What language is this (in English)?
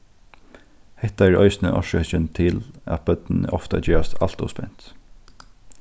Faroese